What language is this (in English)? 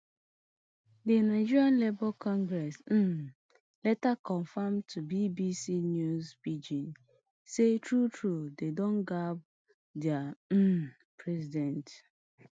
Nigerian Pidgin